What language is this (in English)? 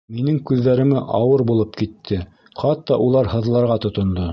Bashkir